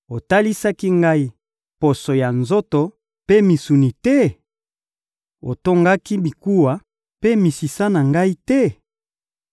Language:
Lingala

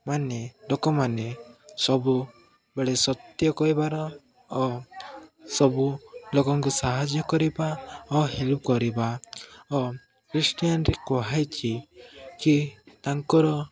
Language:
Odia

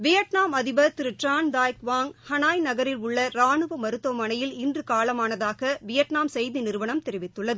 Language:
Tamil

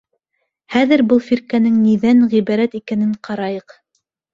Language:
Bashkir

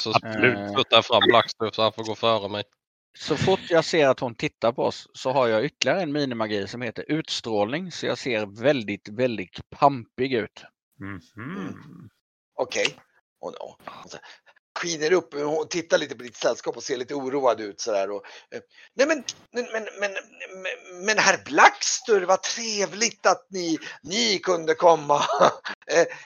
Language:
Swedish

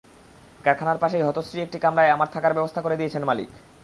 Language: Bangla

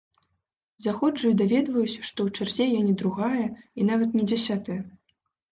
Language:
Belarusian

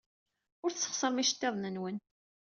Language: Kabyle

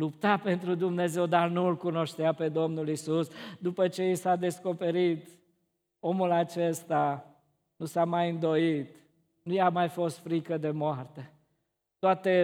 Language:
Romanian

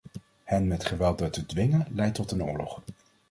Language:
Dutch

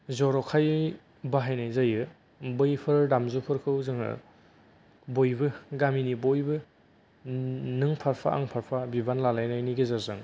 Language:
Bodo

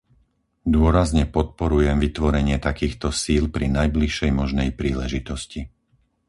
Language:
Slovak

